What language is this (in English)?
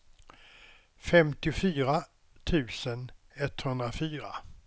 Swedish